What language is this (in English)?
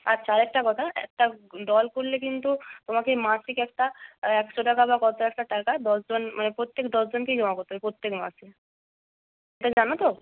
Bangla